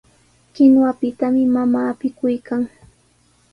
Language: Sihuas Ancash Quechua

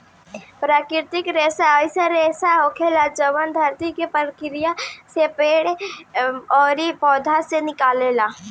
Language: Bhojpuri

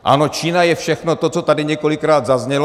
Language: Czech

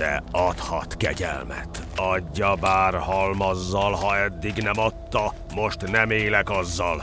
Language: Hungarian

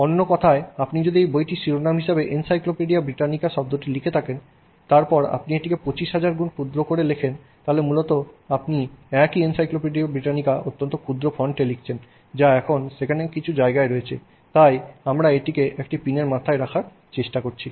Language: Bangla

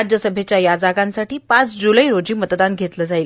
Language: Marathi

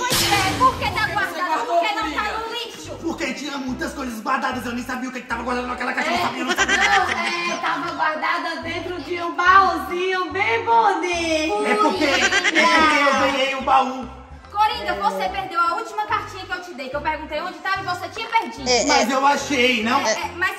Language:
Portuguese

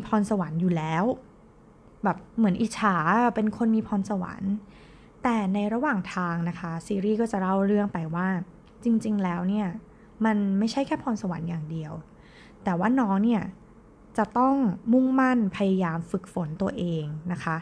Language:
Thai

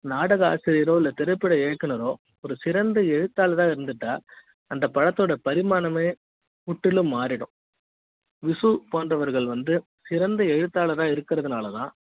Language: Tamil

